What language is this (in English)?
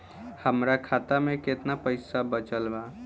Bhojpuri